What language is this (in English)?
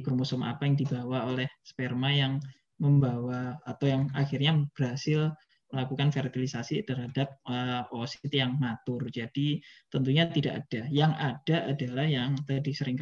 Indonesian